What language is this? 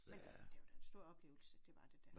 Danish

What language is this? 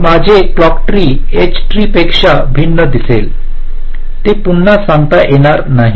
Marathi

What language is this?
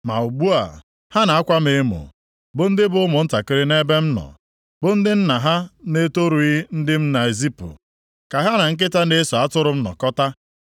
Igbo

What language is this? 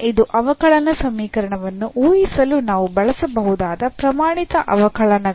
Kannada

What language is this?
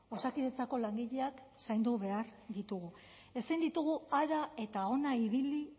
Basque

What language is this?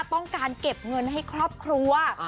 Thai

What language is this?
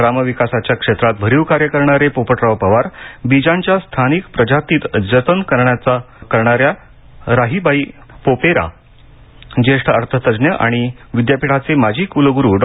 Marathi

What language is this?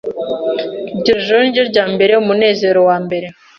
Kinyarwanda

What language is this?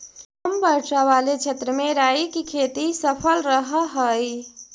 Magahi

